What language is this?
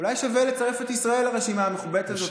Hebrew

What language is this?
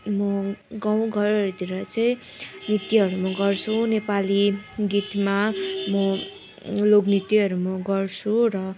Nepali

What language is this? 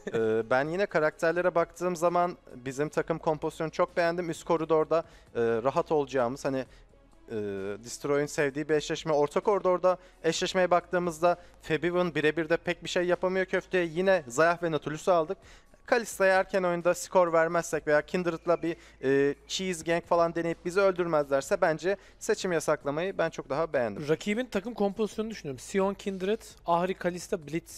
Turkish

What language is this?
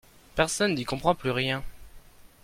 French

